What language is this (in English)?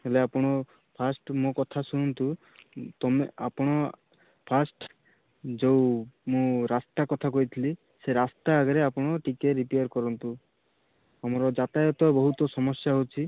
Odia